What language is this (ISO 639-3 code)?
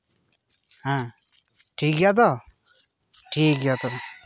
sat